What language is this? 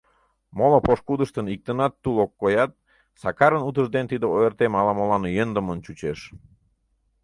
Mari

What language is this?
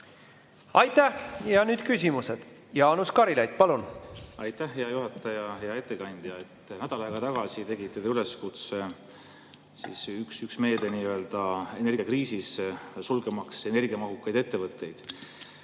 Estonian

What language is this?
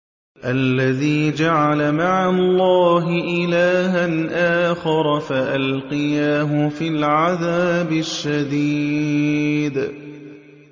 Arabic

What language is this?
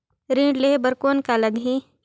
Chhattisgarhi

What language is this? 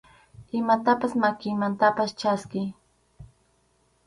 Arequipa-La Unión Quechua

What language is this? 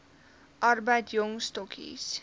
Afrikaans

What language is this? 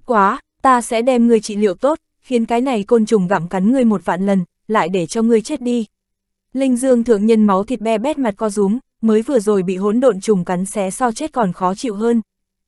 Vietnamese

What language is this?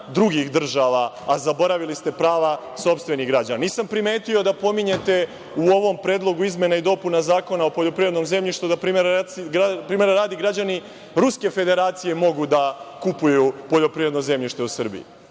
Serbian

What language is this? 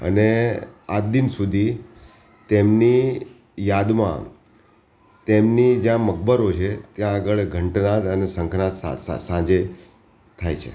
Gujarati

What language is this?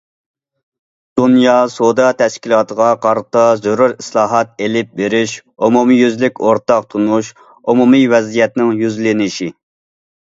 Uyghur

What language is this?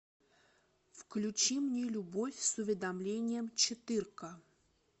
Russian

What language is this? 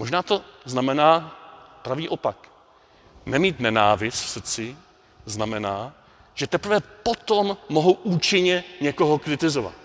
Czech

